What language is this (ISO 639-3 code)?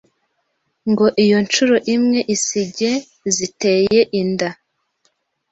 kin